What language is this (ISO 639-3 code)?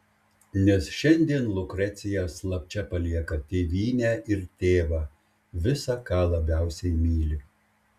lit